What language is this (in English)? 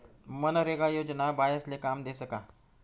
Marathi